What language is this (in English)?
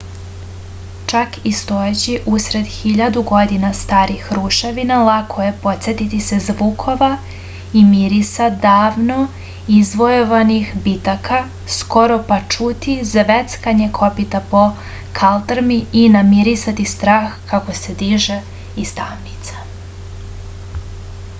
Serbian